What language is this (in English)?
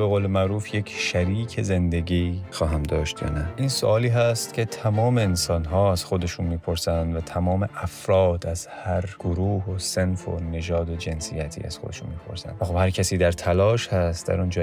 Persian